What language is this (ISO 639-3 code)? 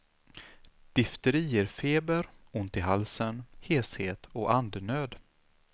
swe